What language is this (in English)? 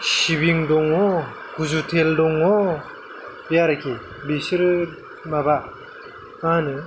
Bodo